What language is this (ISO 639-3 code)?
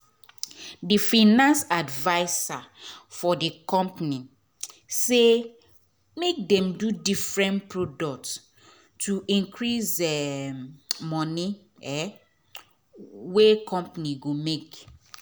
pcm